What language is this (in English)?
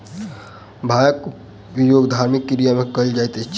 Maithili